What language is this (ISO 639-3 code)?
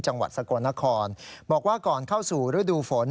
tha